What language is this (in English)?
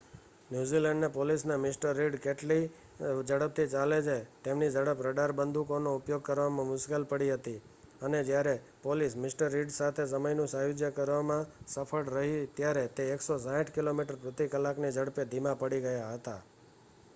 Gujarati